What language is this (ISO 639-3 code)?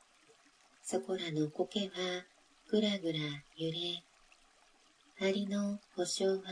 jpn